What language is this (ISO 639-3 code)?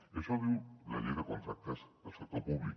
cat